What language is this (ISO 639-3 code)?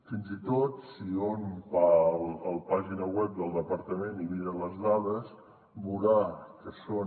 cat